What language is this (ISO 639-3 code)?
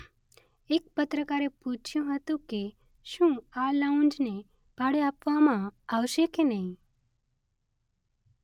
guj